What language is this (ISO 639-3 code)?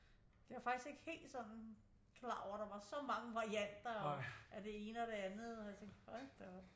dan